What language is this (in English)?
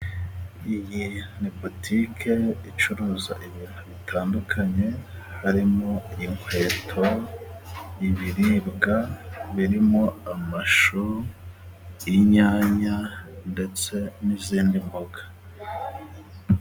Kinyarwanda